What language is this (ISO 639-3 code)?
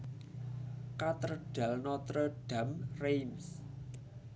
jav